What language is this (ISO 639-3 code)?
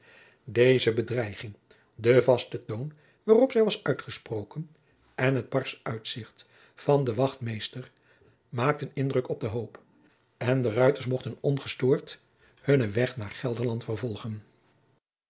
nld